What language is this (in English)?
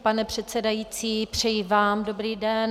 Czech